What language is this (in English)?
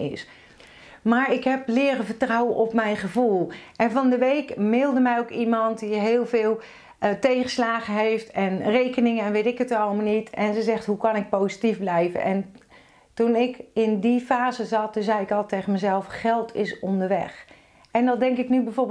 Dutch